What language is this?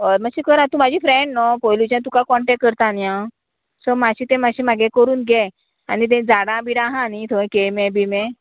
Konkani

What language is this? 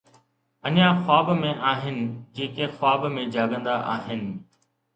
Sindhi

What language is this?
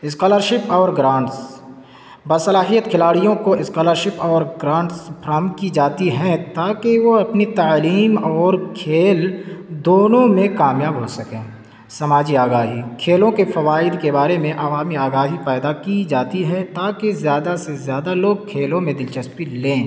Urdu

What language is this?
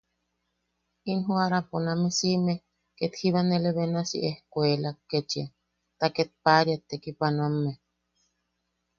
Yaqui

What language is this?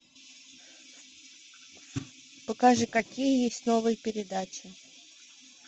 Russian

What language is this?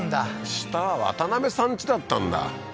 Japanese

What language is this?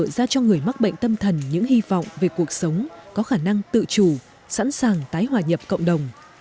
Vietnamese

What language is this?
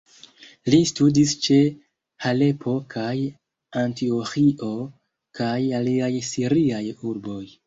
Esperanto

